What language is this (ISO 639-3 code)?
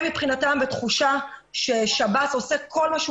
heb